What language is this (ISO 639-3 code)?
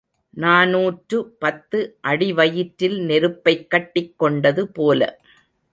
tam